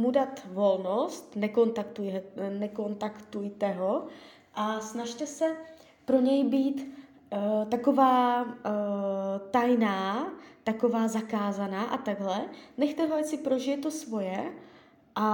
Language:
Czech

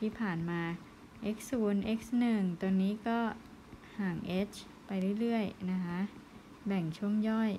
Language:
Thai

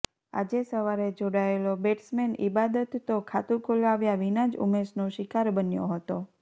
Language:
Gujarati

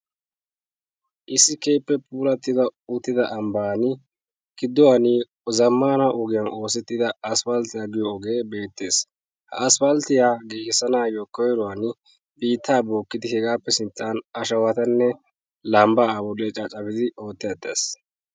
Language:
Wolaytta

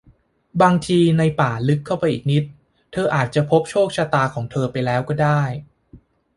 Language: Thai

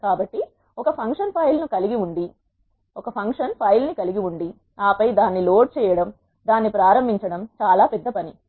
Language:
Telugu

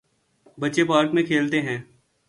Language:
Urdu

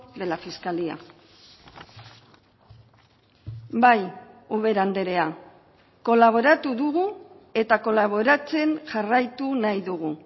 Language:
Basque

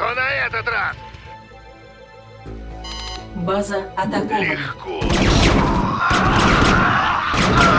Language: Russian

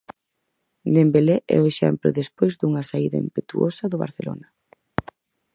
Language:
Galician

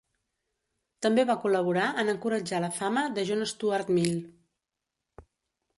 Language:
Catalan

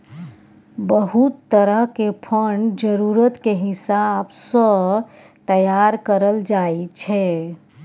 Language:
Maithili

